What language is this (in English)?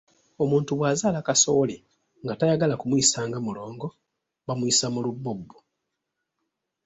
Ganda